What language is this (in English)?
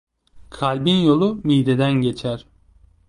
Turkish